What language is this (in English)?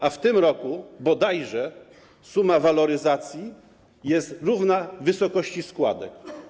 Polish